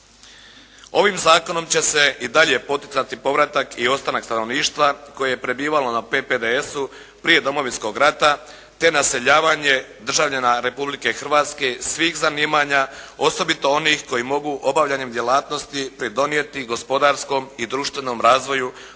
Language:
Croatian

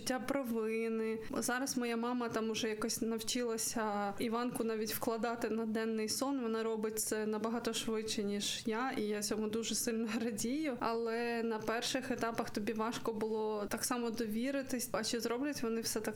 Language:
Ukrainian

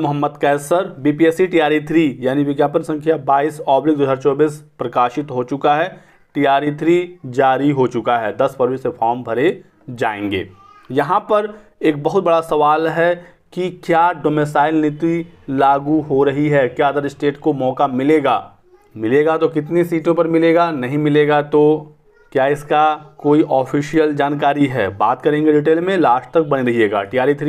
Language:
Hindi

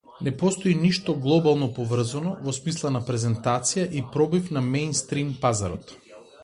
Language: Macedonian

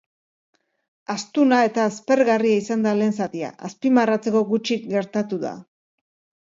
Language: Basque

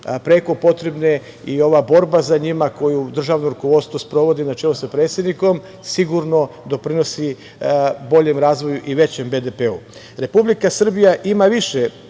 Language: Serbian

